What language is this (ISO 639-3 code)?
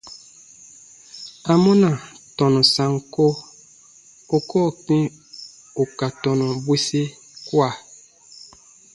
bba